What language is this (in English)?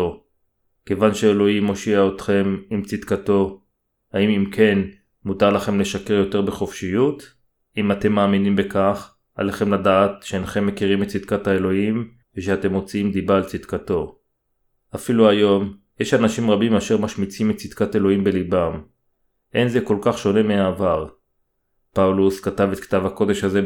Hebrew